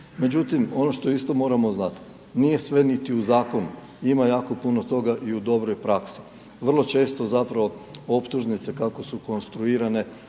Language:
Croatian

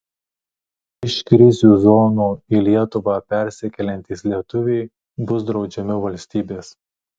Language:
Lithuanian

